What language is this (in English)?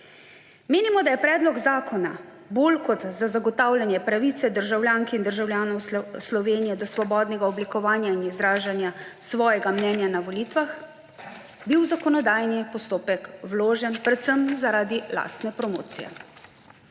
Slovenian